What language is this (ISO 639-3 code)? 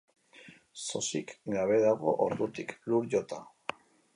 eus